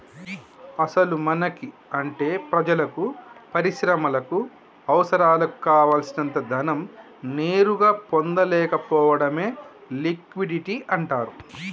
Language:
Telugu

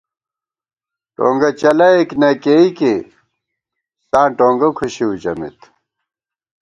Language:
Gawar-Bati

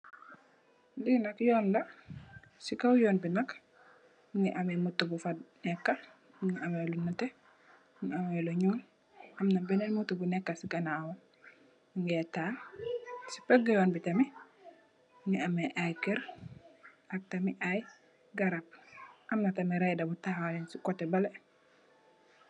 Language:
Wolof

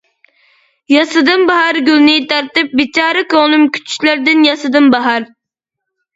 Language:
Uyghur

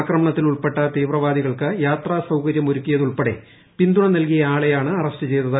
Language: Malayalam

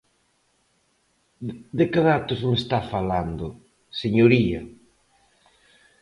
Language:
Galician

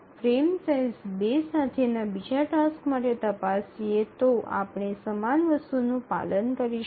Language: Gujarati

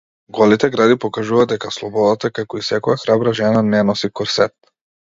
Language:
Macedonian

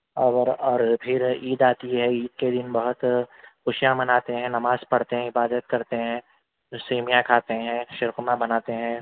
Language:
Urdu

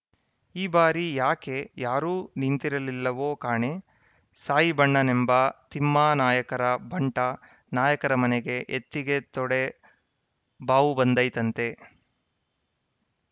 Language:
Kannada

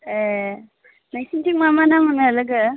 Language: Bodo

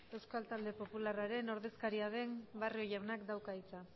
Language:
Basque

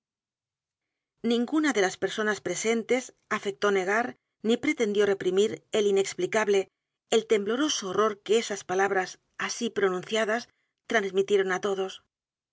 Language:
Spanish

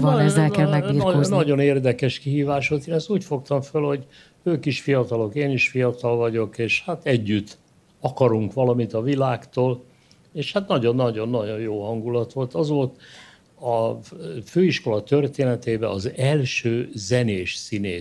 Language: Hungarian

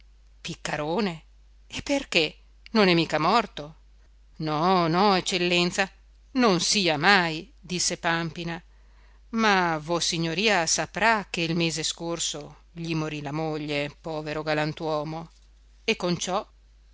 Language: Italian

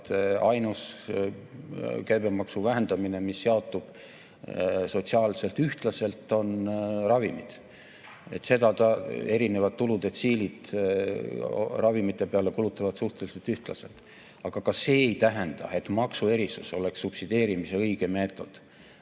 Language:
Estonian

